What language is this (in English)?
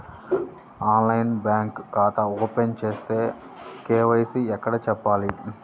Telugu